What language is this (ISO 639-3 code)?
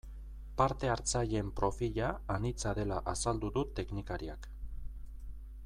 eus